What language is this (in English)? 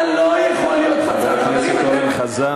Hebrew